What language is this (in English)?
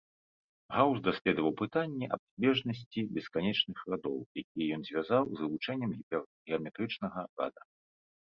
Belarusian